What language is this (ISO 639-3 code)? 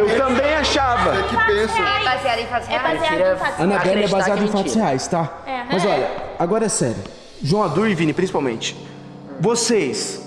por